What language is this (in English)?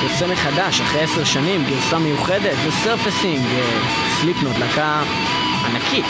Hebrew